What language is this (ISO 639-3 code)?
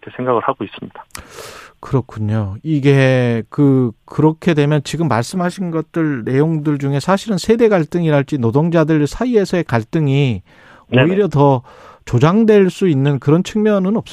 kor